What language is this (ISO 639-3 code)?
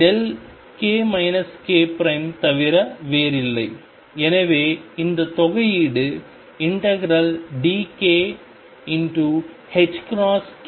tam